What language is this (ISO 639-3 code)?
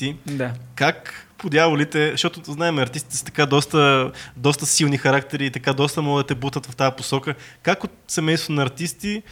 bul